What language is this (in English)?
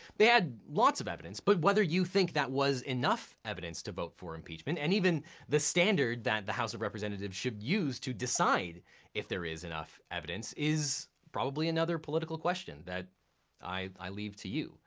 English